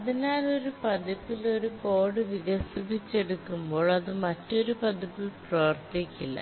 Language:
Malayalam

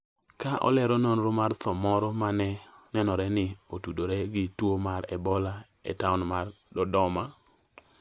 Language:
Luo (Kenya and Tanzania)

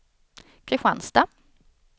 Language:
Swedish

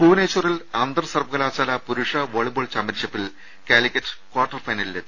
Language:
Malayalam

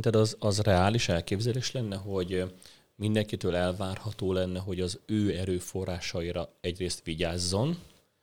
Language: Hungarian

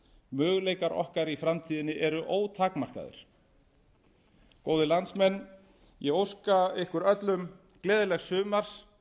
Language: Icelandic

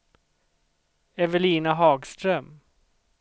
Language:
Swedish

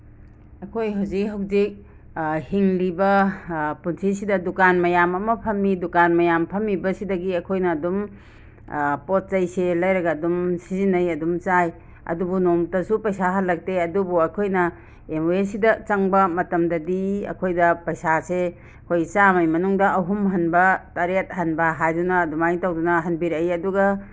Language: Manipuri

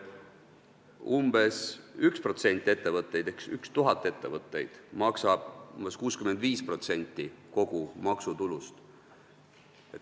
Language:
Estonian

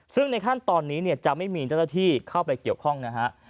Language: Thai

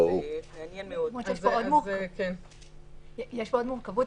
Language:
Hebrew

